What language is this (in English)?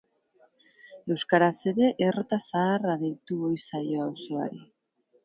Basque